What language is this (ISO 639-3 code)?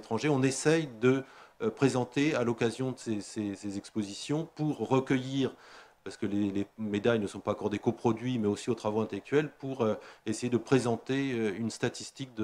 fra